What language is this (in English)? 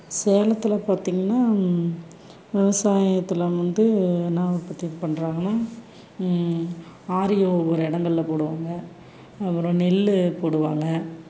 Tamil